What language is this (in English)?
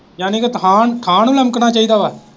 Punjabi